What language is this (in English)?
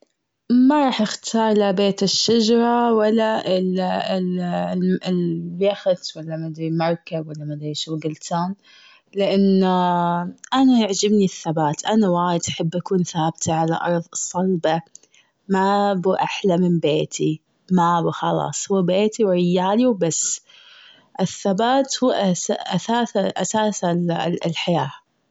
Gulf Arabic